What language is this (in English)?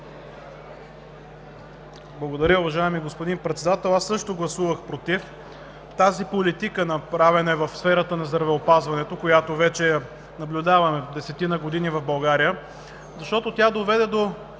Bulgarian